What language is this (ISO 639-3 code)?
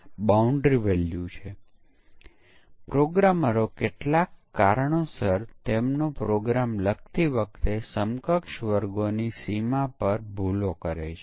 guj